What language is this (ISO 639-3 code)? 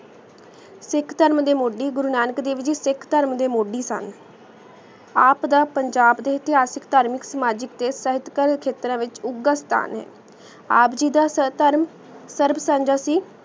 pan